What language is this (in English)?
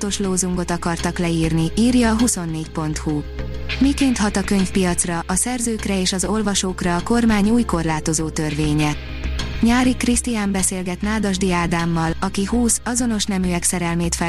Hungarian